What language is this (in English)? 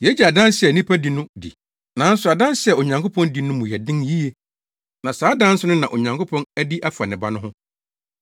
Akan